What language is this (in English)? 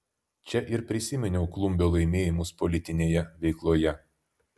Lithuanian